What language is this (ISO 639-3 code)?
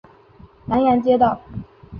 zho